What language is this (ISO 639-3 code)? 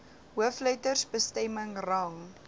afr